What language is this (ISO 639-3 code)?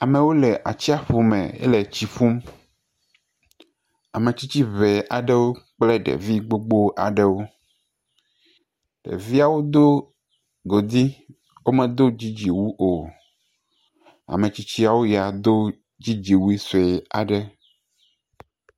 ewe